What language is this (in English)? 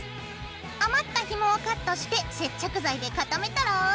Japanese